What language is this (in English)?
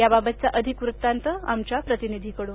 Marathi